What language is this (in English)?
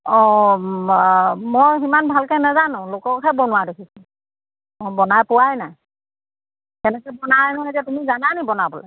Assamese